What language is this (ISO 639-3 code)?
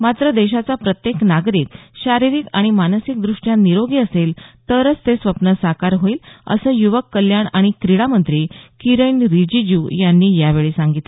mar